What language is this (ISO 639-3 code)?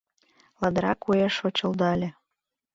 chm